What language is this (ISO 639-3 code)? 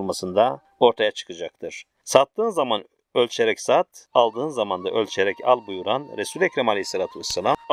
tur